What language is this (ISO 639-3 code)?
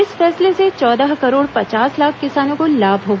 hin